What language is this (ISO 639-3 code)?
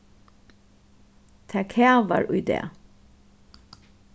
fao